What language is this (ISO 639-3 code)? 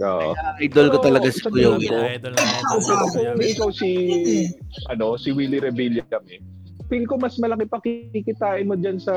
fil